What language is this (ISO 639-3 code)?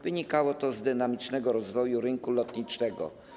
pol